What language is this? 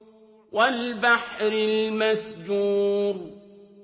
Arabic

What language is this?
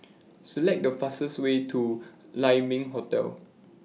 English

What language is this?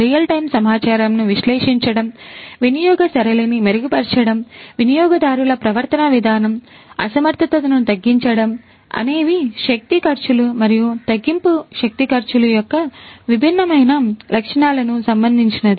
Telugu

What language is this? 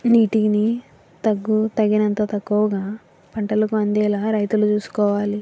Telugu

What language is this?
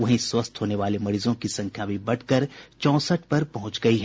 Hindi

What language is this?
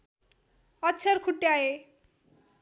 Nepali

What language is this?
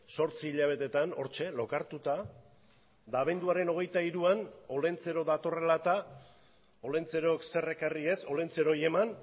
Basque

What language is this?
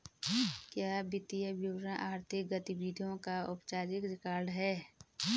Hindi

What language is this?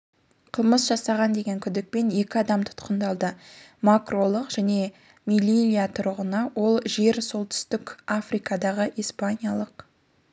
Kazakh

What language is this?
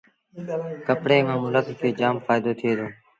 Sindhi Bhil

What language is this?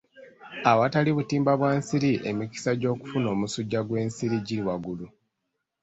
Ganda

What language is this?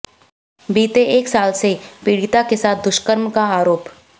Hindi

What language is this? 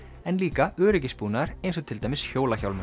Icelandic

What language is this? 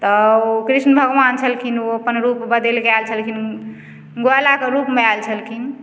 Maithili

